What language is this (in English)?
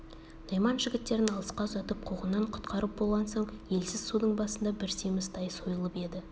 Kazakh